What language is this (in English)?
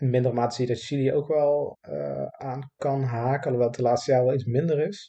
Dutch